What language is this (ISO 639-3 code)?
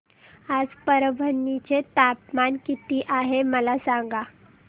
mar